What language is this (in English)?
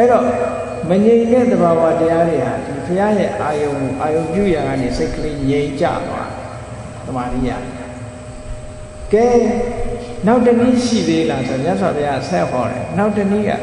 Vietnamese